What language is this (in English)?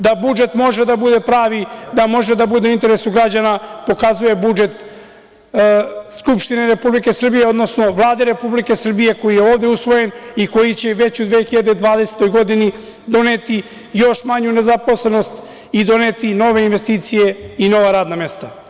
Serbian